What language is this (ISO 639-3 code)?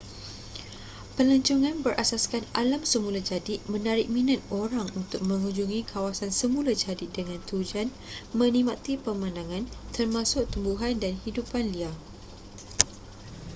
msa